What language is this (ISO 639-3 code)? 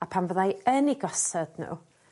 cym